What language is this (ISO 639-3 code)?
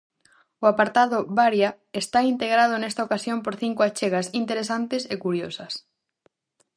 glg